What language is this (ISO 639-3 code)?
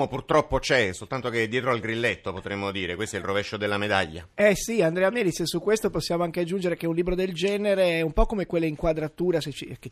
ita